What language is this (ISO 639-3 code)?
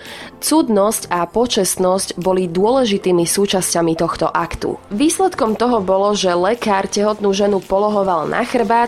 slk